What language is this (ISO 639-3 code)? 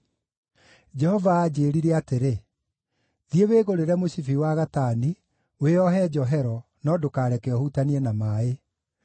kik